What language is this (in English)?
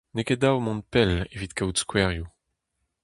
Breton